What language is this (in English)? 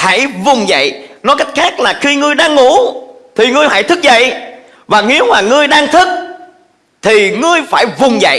Vietnamese